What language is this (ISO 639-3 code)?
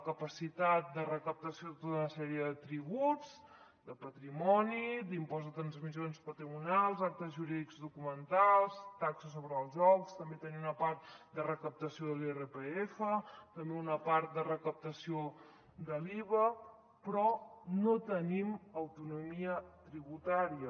cat